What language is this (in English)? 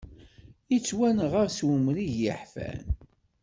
Kabyle